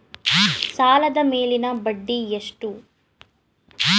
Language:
Kannada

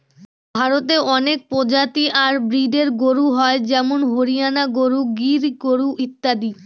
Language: Bangla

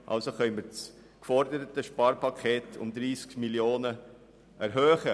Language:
Swiss German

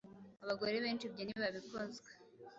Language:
Kinyarwanda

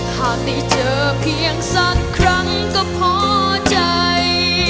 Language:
Thai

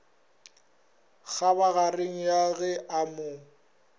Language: Northern Sotho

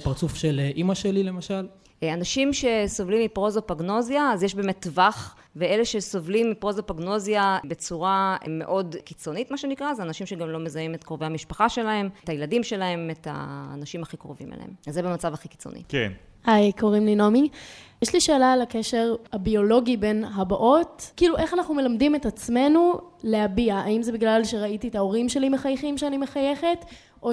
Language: Hebrew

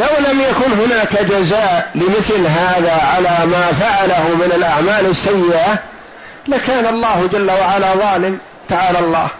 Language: Arabic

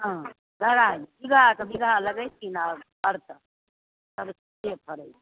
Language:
Maithili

